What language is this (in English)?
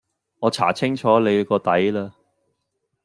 Cantonese